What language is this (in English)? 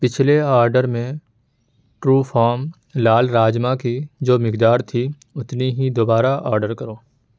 Urdu